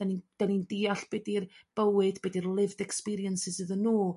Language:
Welsh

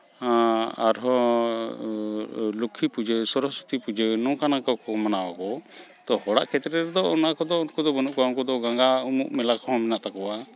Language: Santali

